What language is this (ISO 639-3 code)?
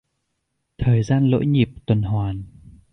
vie